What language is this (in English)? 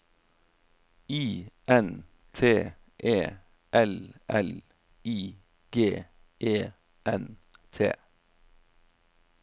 Norwegian